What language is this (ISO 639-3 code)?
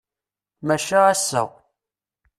kab